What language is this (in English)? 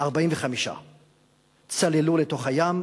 Hebrew